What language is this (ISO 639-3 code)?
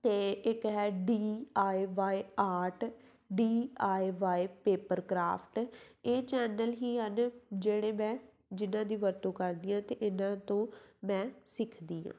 pan